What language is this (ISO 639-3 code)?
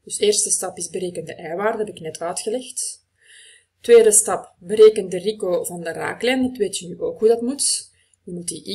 nld